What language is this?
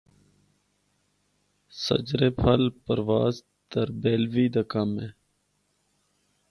Northern Hindko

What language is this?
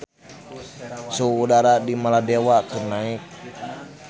Sundanese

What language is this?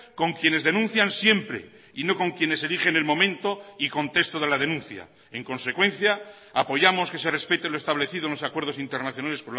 Spanish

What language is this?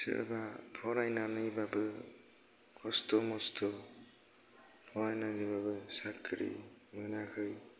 Bodo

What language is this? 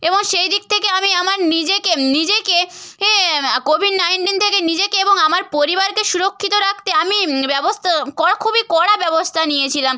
Bangla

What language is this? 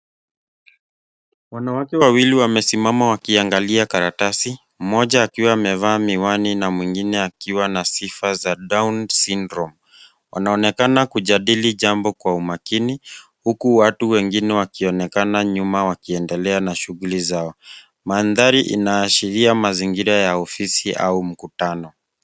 Swahili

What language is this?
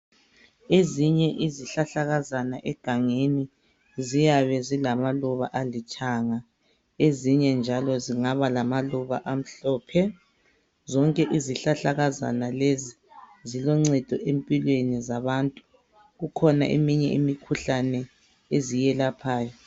North Ndebele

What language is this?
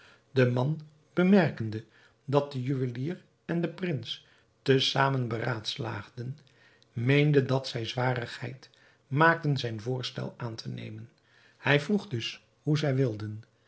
Dutch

